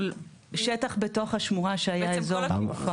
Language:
Hebrew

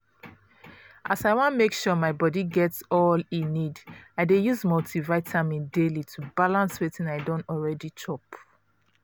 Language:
Nigerian Pidgin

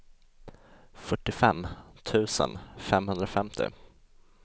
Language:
Swedish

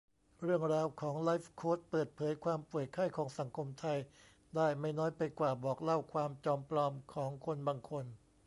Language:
Thai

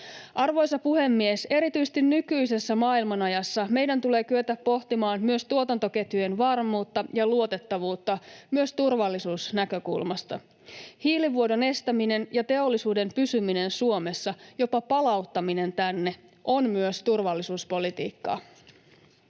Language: Finnish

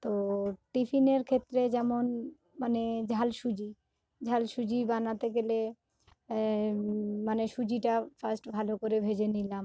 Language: Bangla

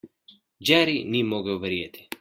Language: Slovenian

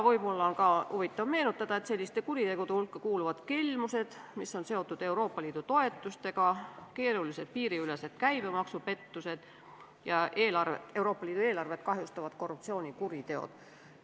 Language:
Estonian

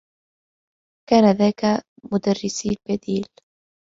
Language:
Arabic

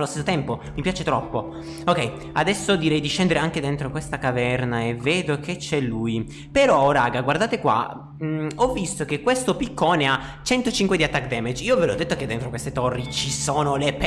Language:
Italian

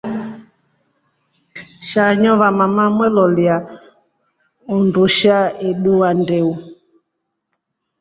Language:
Rombo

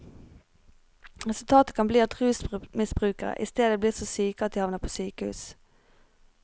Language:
Norwegian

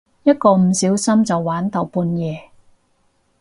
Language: Cantonese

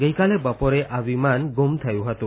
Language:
Gujarati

